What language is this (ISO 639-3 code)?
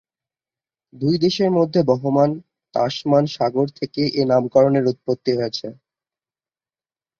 ben